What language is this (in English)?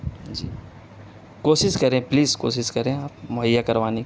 Urdu